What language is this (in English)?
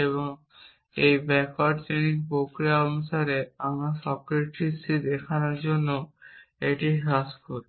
Bangla